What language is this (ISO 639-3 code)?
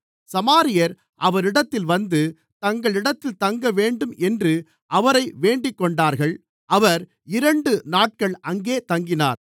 tam